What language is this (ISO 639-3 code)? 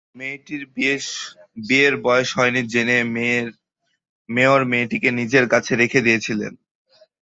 ben